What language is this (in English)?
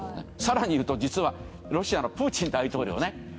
Japanese